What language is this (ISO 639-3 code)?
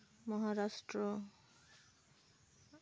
sat